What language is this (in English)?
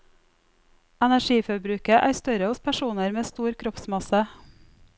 Norwegian